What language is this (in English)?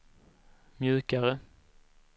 Swedish